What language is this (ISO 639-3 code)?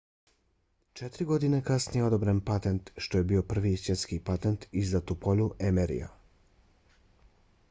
bos